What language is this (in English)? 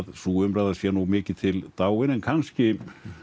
Icelandic